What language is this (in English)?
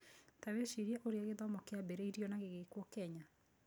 Kikuyu